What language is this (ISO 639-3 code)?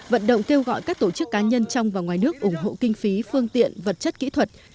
vie